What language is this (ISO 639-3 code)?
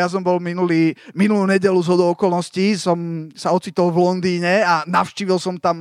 slk